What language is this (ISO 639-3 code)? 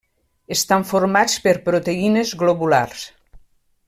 cat